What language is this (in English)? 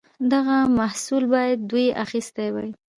Pashto